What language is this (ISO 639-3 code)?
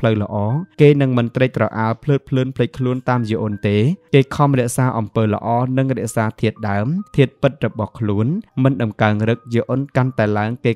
tha